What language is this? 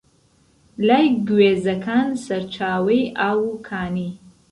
Central Kurdish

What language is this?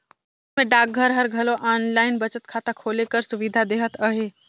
Chhattisgarhi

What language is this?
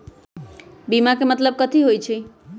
Magahi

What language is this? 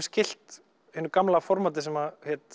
Icelandic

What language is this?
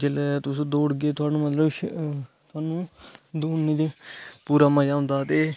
Dogri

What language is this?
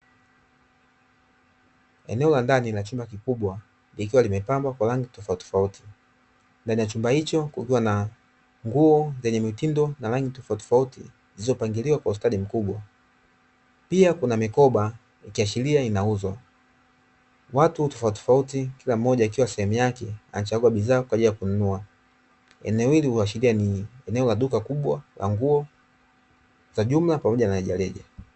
Swahili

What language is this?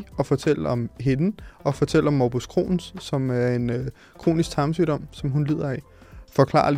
Danish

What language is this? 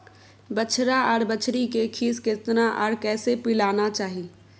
Maithili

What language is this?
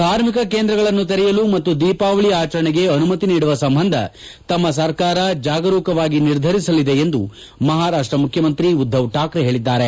Kannada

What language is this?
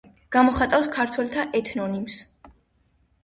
Georgian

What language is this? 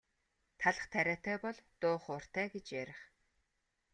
Mongolian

